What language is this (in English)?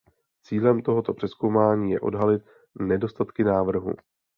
Czech